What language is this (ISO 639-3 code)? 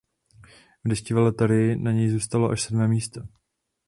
ces